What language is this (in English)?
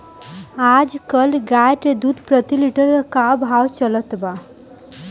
Bhojpuri